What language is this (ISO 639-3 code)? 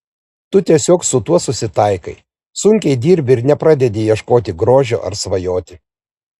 lit